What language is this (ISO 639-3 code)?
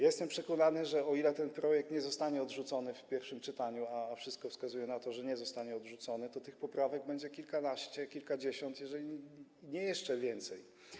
pol